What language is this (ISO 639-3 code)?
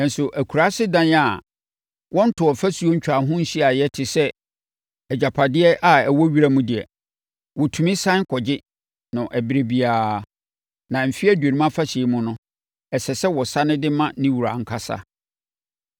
aka